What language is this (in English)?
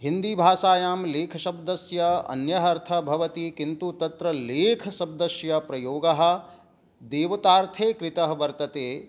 Sanskrit